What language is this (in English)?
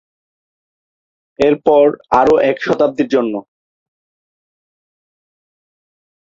Bangla